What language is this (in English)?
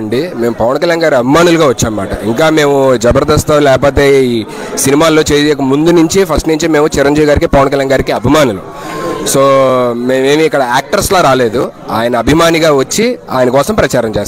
Telugu